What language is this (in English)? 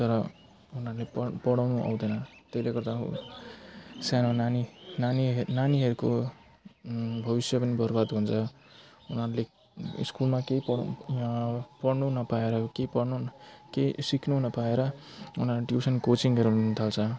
Nepali